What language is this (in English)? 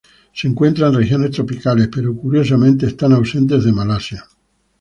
Spanish